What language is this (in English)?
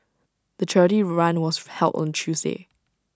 English